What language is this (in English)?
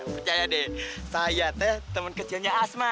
Indonesian